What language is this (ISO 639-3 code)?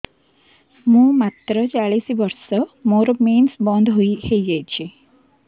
ori